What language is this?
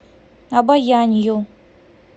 Russian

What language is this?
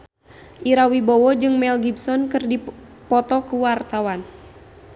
Sundanese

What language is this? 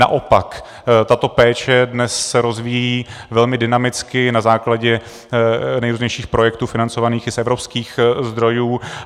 Czech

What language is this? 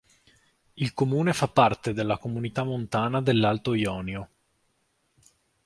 Italian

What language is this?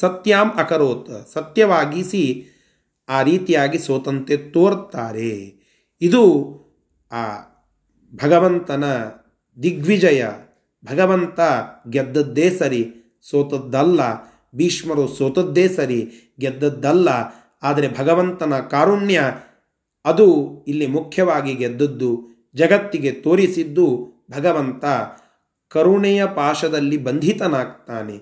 Kannada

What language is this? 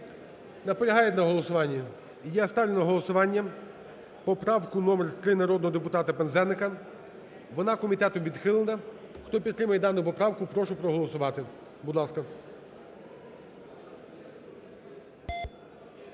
Ukrainian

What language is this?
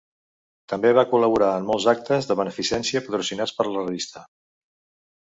Catalan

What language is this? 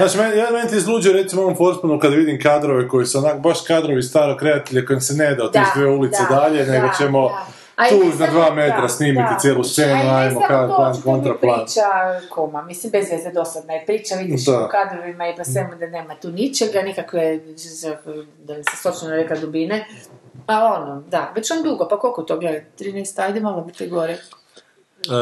Croatian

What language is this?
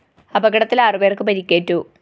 Malayalam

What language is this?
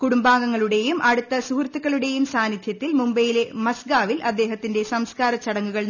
Malayalam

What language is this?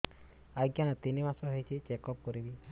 Odia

